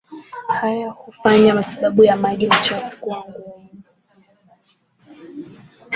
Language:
Swahili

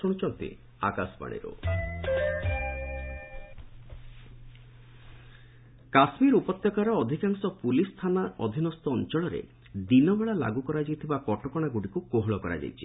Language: Odia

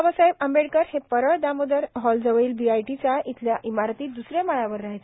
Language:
Marathi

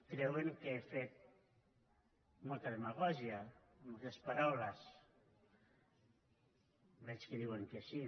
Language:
Catalan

